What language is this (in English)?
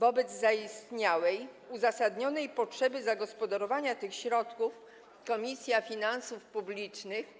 Polish